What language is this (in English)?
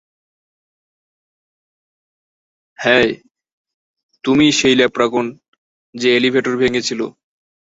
Bangla